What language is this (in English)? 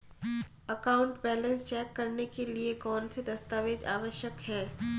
Hindi